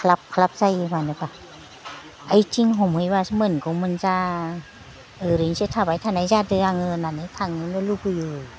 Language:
Bodo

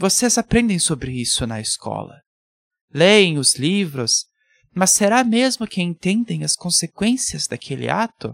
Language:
Portuguese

